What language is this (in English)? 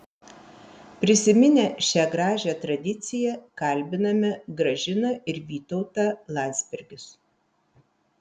Lithuanian